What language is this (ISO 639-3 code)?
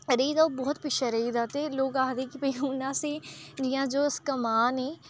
doi